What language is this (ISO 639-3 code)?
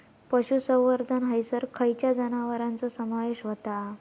mar